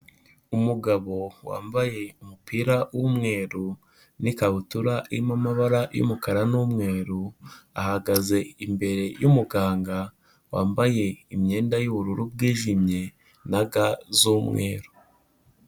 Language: Kinyarwanda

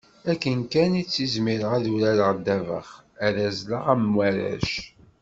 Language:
Kabyle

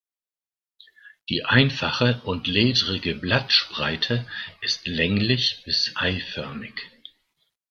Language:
German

